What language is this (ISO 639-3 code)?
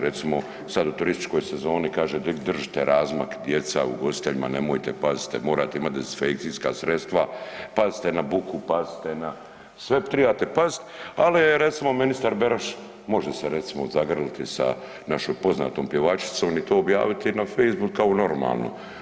hrv